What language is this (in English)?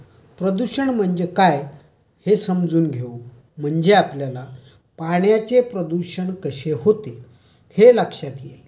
Marathi